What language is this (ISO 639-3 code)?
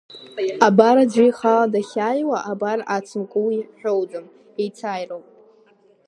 abk